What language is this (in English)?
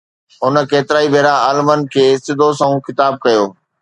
Sindhi